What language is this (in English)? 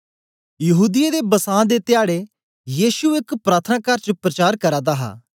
Dogri